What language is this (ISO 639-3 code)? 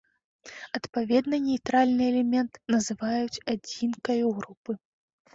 bel